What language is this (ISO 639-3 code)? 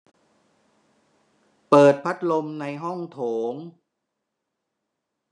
tha